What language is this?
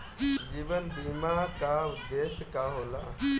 Bhojpuri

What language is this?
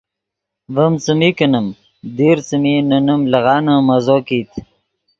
Yidgha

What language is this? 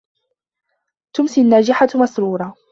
Arabic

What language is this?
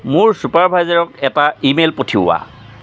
Assamese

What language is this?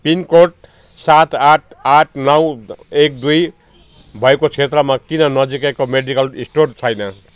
Nepali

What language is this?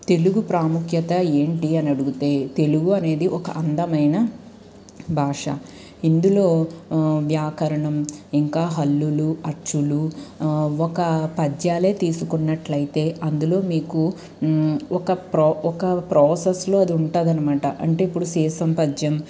Telugu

